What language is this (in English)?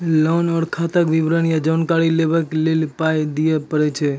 Maithili